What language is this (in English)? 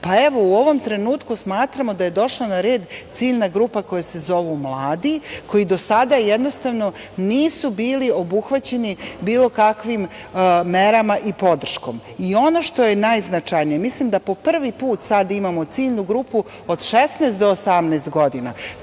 Serbian